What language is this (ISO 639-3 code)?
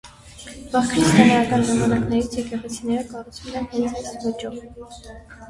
hye